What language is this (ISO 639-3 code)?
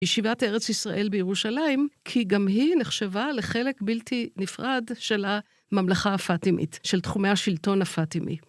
heb